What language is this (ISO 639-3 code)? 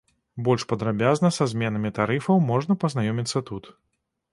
bel